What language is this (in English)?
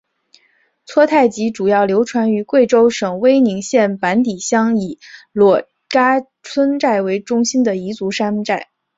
Chinese